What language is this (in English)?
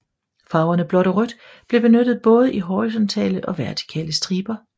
Danish